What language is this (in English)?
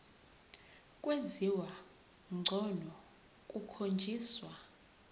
Zulu